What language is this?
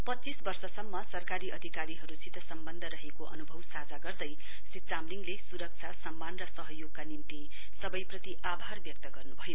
Nepali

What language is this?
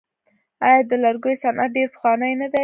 Pashto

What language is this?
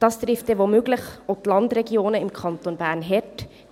Swiss German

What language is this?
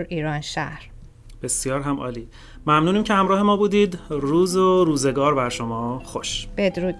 Persian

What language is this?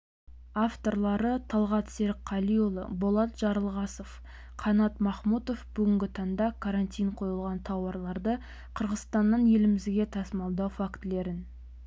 Kazakh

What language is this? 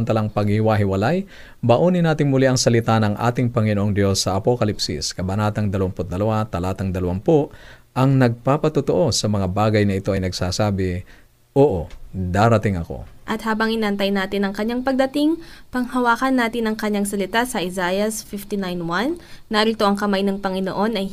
Filipino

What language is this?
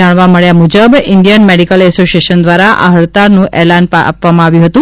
Gujarati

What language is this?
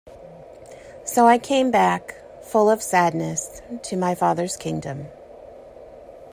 English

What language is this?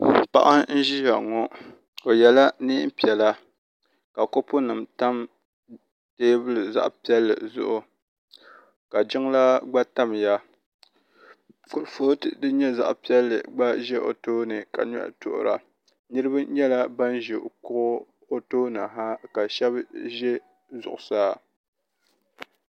Dagbani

